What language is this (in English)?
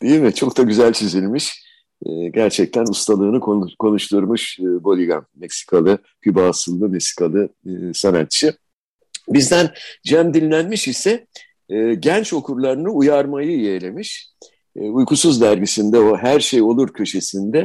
Turkish